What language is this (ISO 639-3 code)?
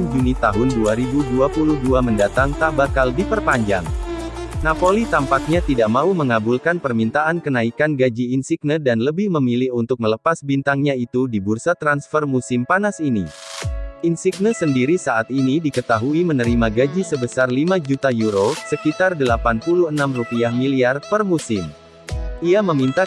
ind